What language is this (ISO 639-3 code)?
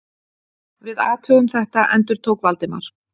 isl